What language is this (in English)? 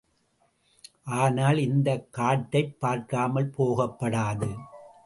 Tamil